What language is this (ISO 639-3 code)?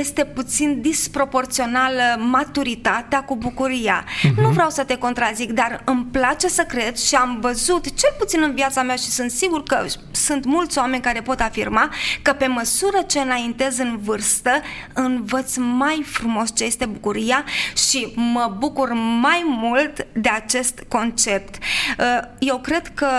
ron